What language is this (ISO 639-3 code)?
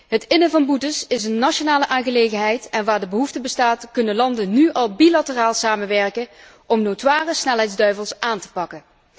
nld